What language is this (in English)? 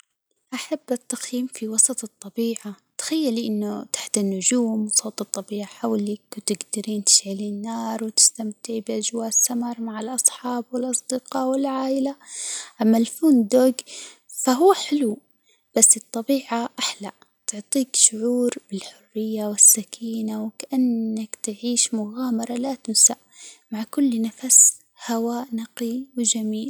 Hijazi Arabic